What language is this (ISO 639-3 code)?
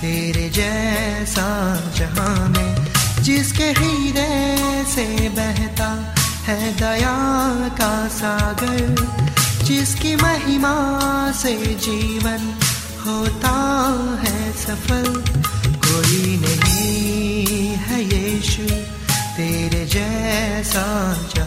hin